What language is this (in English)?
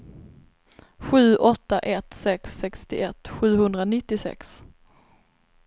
Swedish